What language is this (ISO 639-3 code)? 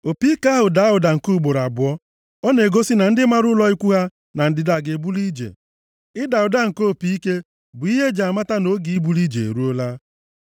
ibo